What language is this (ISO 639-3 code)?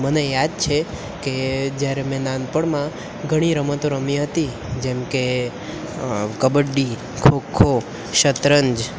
guj